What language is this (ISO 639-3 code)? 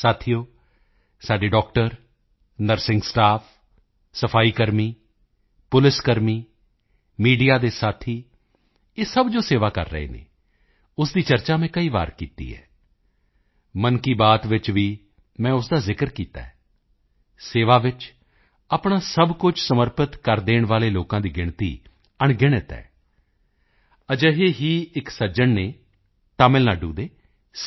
pan